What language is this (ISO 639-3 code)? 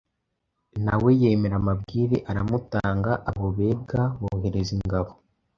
kin